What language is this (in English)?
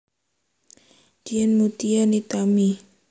Javanese